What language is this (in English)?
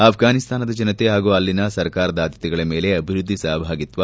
Kannada